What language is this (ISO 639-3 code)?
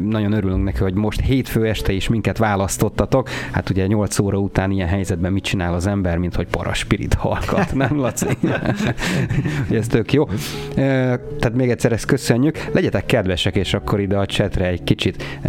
hun